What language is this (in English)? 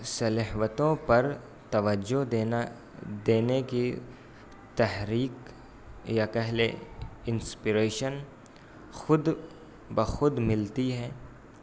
Urdu